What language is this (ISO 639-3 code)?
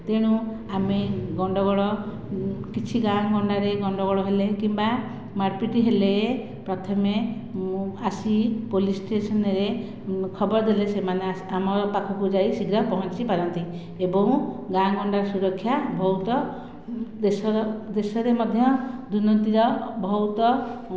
ori